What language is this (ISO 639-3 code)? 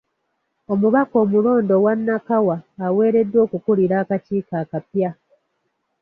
lug